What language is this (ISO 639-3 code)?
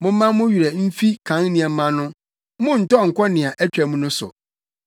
aka